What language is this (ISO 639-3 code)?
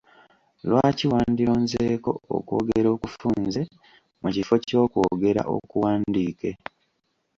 lug